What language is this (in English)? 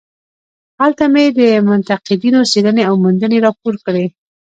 Pashto